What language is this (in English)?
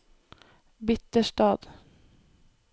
Norwegian